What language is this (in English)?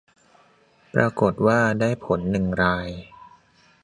Thai